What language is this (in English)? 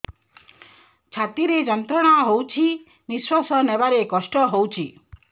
Odia